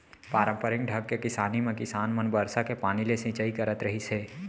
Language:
Chhattisgarhi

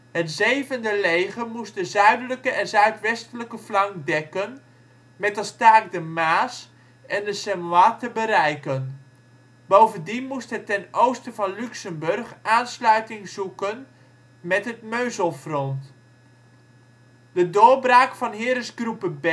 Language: Dutch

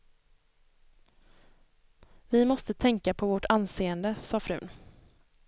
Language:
Swedish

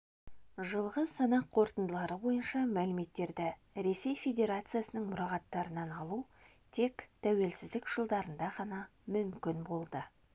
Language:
Kazakh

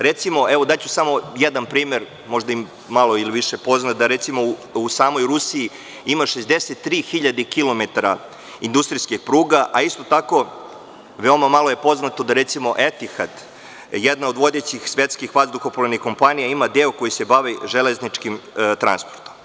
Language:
Serbian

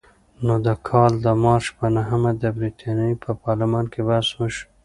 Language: Pashto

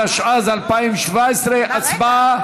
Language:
Hebrew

